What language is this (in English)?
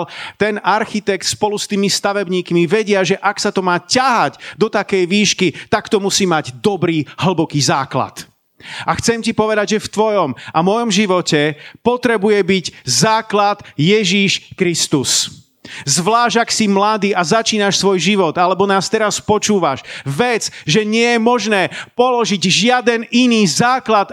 Slovak